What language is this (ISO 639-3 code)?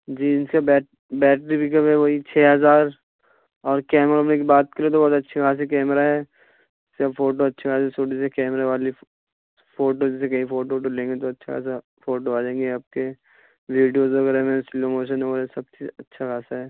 urd